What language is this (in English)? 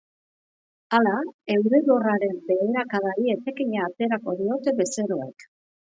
Basque